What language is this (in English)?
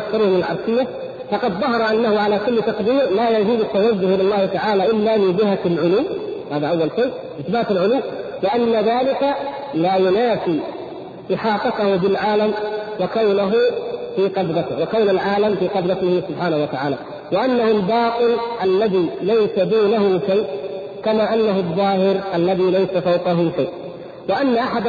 Arabic